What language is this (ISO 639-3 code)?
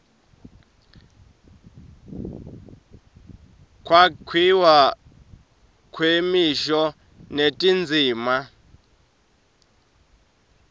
ssw